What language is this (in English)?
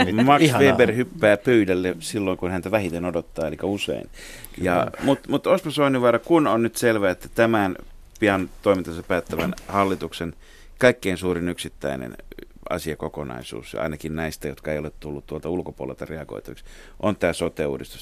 Finnish